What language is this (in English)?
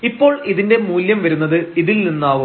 Malayalam